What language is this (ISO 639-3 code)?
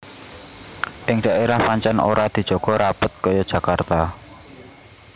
jav